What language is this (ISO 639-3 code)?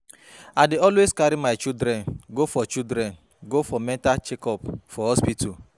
pcm